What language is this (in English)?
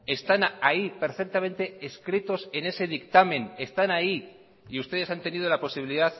Spanish